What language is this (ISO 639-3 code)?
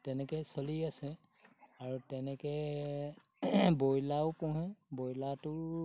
asm